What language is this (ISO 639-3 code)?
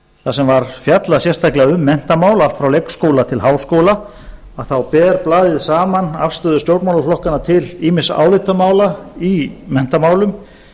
isl